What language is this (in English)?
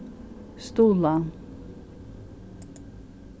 Faroese